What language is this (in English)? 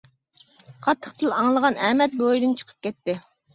Uyghur